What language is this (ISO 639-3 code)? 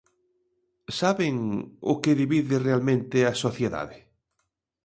glg